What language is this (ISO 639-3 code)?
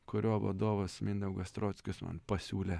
lit